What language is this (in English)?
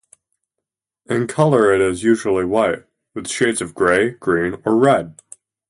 English